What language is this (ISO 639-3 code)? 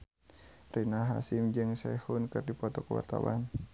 sun